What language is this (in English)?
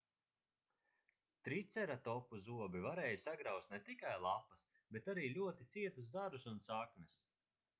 Latvian